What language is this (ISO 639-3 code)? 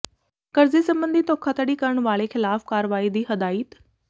pan